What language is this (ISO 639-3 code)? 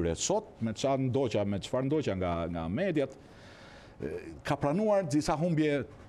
ron